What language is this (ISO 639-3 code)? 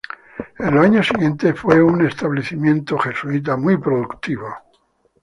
spa